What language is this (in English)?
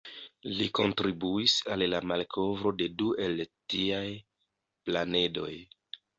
Esperanto